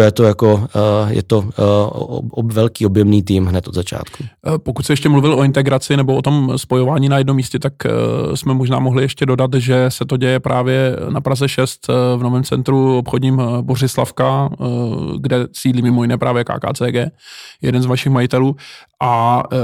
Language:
Czech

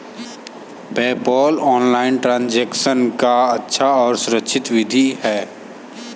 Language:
Hindi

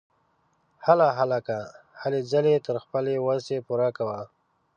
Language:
Pashto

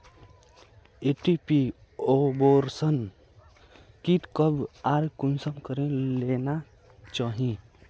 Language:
Magahi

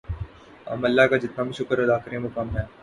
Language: Urdu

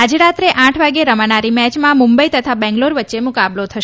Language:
Gujarati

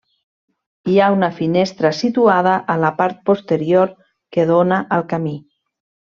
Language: Catalan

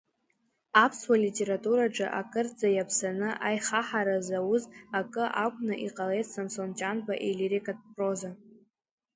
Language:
Abkhazian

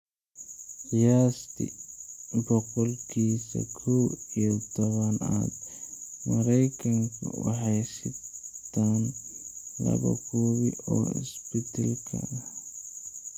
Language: Somali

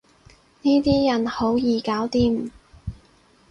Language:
Cantonese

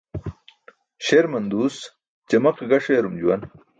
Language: Burushaski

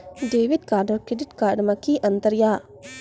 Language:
Maithili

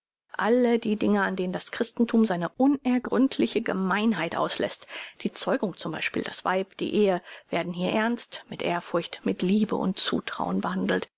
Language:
German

